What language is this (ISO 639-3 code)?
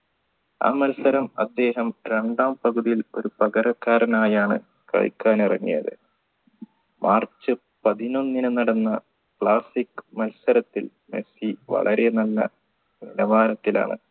mal